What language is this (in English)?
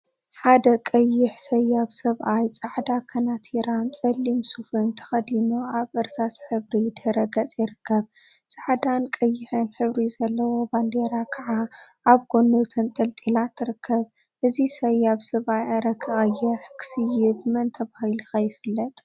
Tigrinya